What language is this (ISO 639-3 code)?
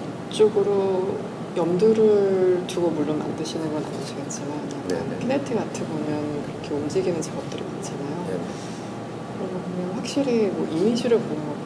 kor